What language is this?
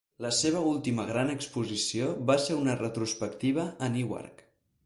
Catalan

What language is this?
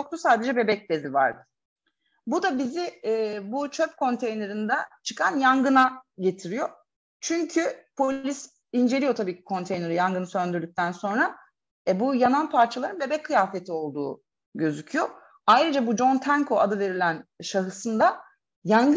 Turkish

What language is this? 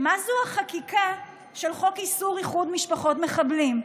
Hebrew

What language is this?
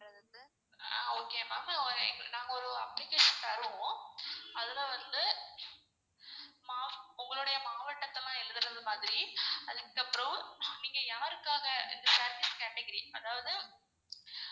Tamil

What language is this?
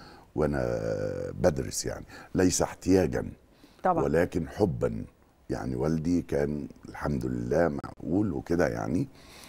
Arabic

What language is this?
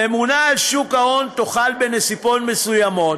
Hebrew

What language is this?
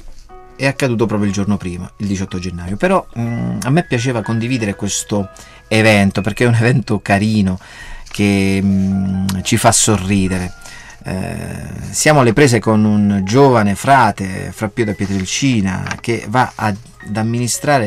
Italian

